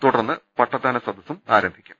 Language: Malayalam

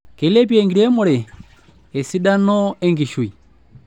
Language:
Masai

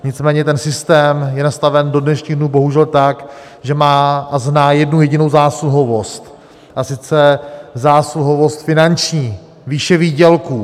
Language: Czech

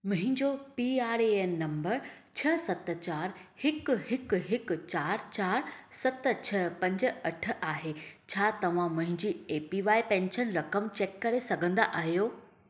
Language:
Sindhi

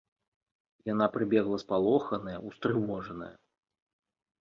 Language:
Belarusian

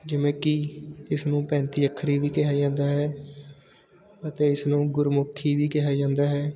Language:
Punjabi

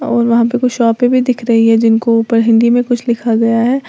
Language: Hindi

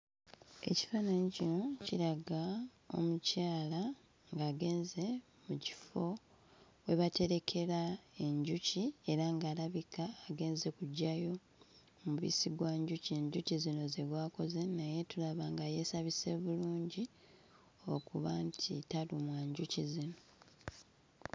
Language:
Ganda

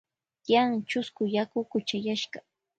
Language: Loja Highland Quichua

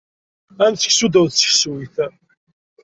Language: Kabyle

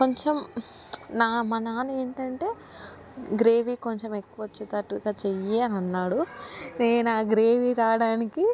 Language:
Telugu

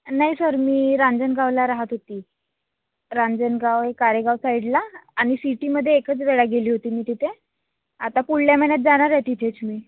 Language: Marathi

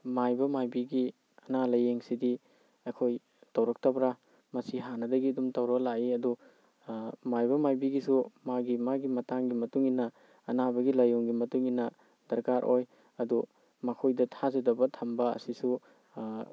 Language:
Manipuri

